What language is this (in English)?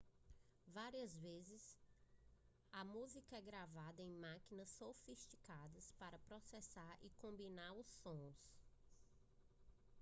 Portuguese